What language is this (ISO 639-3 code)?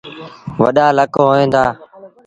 sbn